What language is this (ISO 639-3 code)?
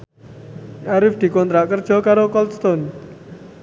jav